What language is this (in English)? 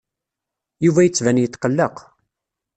Kabyle